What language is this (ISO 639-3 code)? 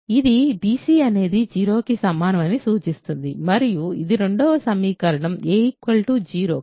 tel